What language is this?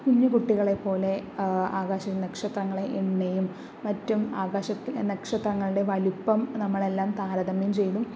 Malayalam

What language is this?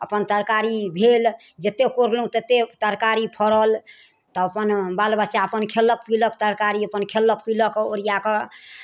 Maithili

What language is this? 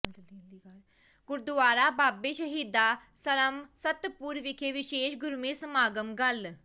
Punjabi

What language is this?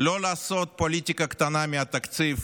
Hebrew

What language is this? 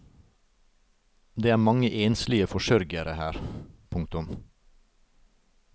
Norwegian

